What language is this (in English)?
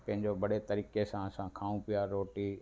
Sindhi